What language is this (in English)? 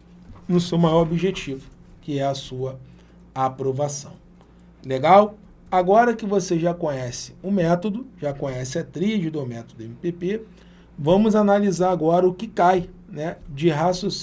Portuguese